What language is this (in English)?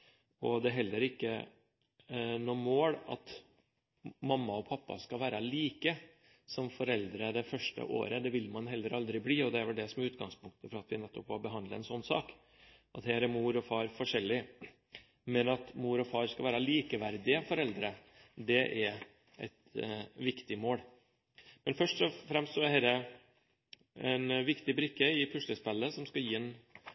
Norwegian Bokmål